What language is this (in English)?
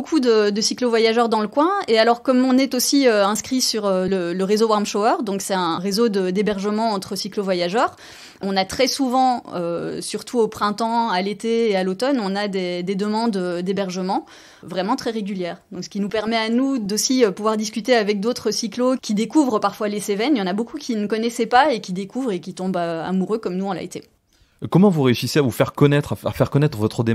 French